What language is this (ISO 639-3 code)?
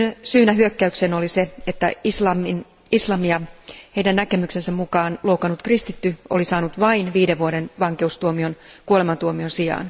fin